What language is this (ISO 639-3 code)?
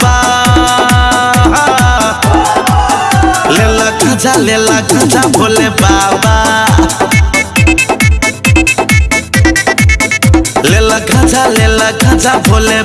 hin